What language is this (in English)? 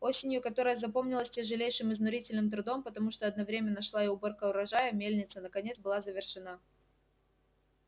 Russian